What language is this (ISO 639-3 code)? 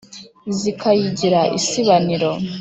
kin